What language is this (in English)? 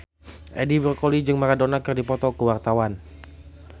Sundanese